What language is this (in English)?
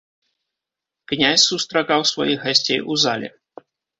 Belarusian